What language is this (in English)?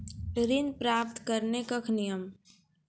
Maithili